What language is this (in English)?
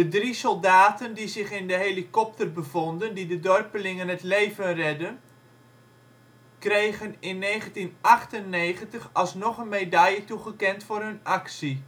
Dutch